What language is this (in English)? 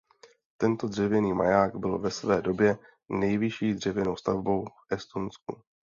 Czech